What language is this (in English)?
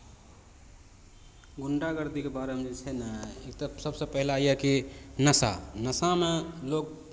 Maithili